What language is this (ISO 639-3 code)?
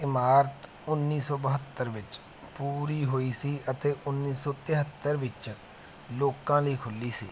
pan